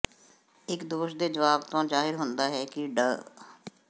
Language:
Punjabi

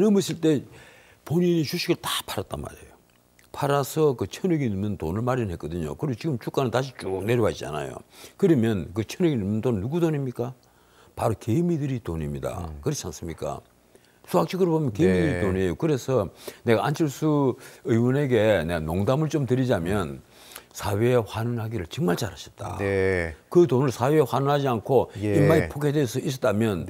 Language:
Korean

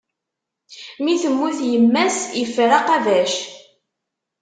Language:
Kabyle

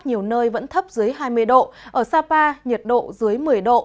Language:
Vietnamese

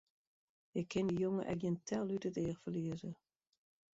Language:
Western Frisian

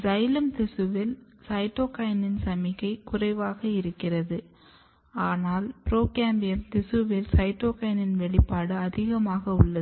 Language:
Tamil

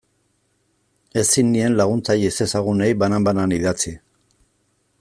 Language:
Basque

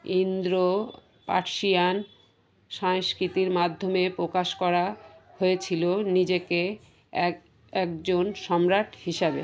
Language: Bangla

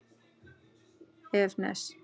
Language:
Icelandic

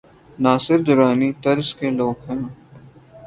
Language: Urdu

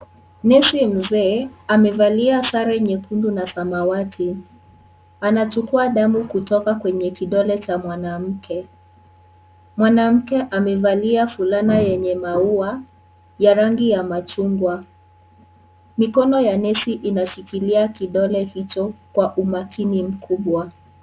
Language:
Swahili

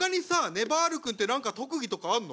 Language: Japanese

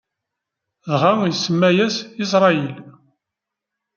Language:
Kabyle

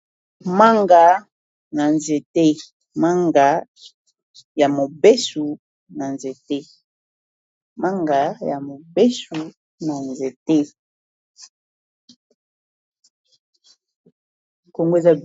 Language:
Lingala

